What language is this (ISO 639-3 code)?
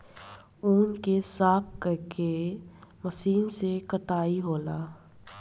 bho